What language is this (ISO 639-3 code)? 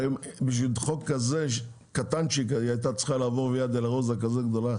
heb